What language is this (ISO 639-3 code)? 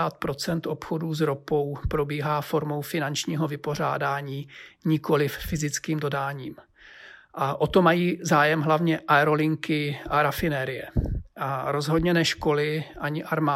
ces